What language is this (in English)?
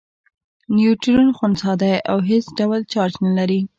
Pashto